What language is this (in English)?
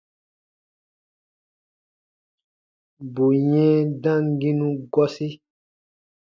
Baatonum